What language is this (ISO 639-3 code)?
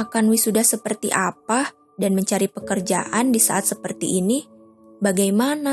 ind